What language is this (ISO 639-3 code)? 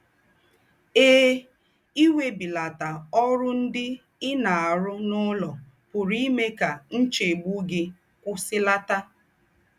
ibo